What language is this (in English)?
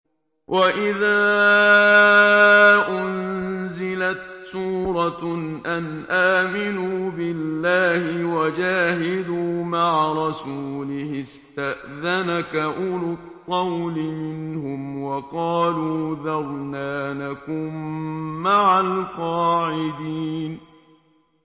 Arabic